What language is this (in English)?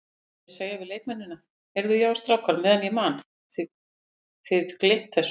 Icelandic